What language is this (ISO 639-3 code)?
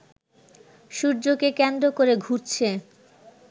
ben